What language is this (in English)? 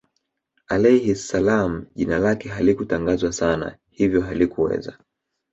Swahili